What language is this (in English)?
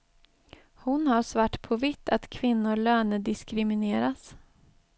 Swedish